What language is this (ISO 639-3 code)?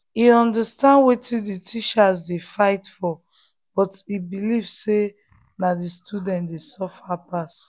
pcm